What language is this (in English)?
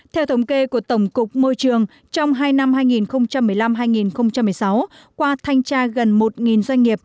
Vietnamese